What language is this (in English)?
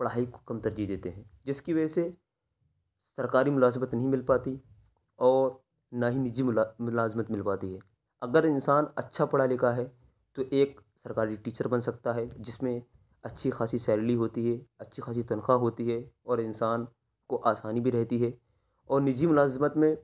Urdu